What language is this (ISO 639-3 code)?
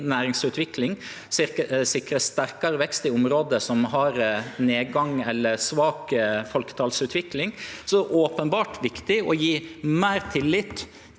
nor